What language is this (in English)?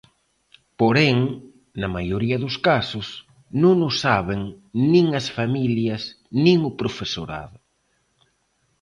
Galician